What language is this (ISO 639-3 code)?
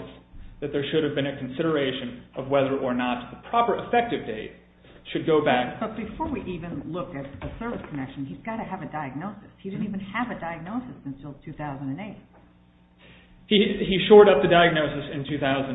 eng